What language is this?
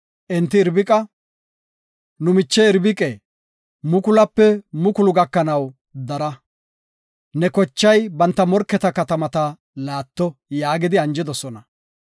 Gofa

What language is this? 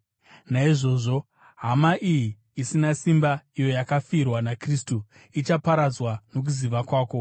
Shona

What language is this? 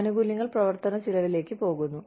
Malayalam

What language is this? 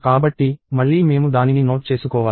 Telugu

